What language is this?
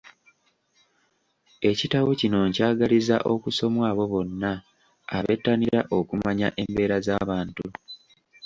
Ganda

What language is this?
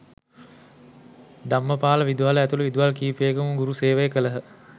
Sinhala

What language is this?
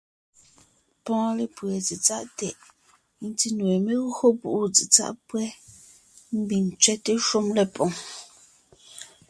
Ngiemboon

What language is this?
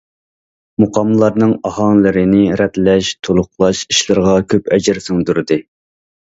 Uyghur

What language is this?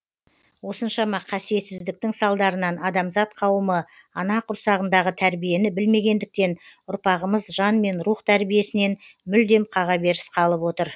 Kazakh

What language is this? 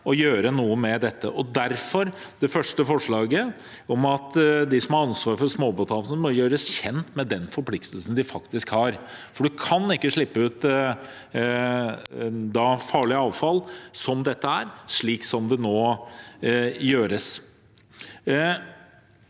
Norwegian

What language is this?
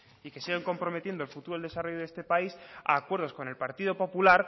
Spanish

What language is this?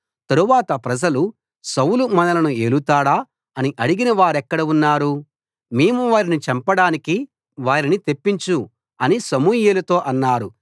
Telugu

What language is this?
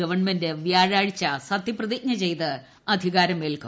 Malayalam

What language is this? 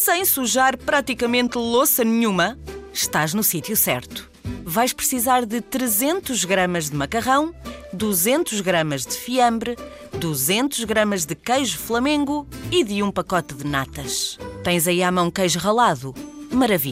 Portuguese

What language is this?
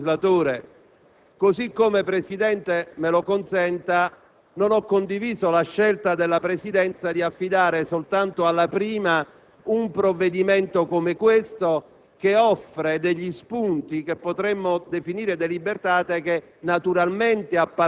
Italian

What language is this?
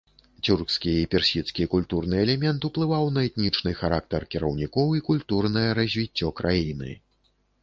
Belarusian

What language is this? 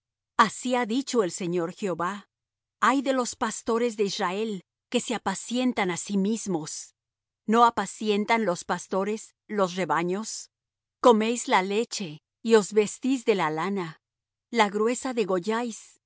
Spanish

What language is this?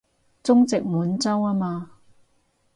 Cantonese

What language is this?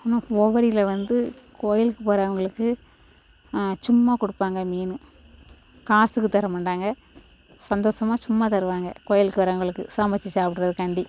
Tamil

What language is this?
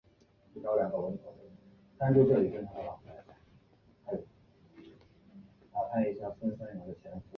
Chinese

